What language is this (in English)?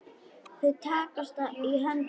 Icelandic